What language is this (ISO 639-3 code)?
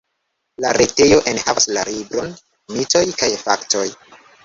epo